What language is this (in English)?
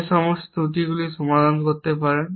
Bangla